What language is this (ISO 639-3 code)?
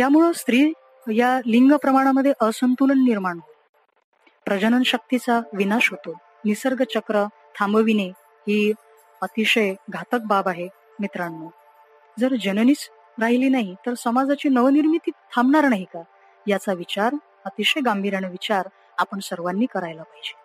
mar